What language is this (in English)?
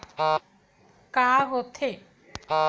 Chhattisgarhi